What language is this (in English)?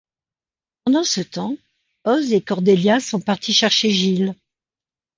French